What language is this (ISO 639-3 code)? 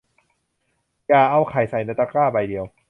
tha